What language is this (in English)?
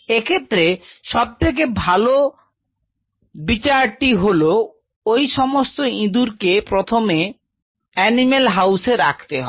Bangla